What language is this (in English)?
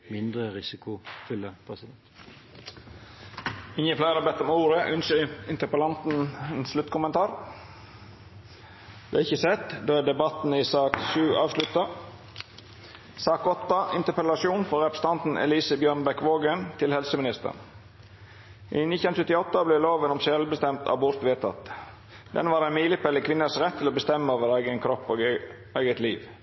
Norwegian